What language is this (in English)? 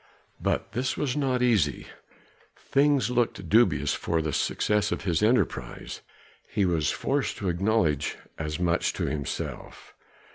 English